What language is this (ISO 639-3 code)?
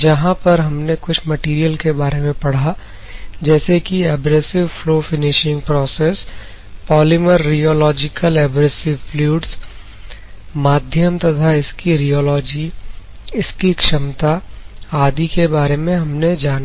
hin